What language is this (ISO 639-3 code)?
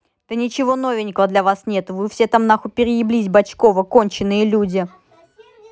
rus